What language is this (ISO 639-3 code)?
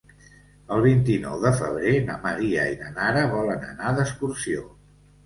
cat